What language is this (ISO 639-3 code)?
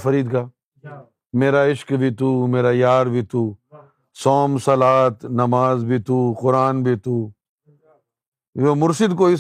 urd